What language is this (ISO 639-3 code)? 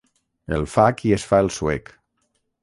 cat